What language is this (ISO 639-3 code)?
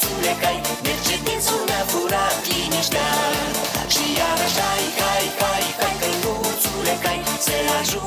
ron